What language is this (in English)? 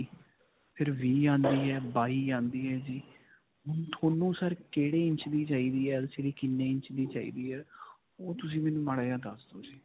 Punjabi